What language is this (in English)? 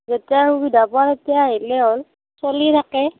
Assamese